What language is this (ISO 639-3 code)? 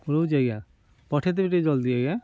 ori